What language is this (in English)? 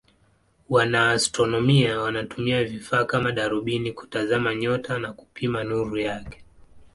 Swahili